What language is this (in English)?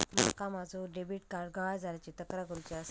Marathi